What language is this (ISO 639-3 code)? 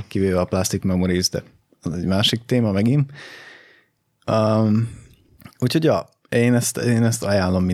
hun